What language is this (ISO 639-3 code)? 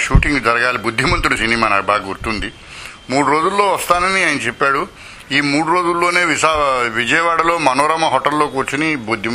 tel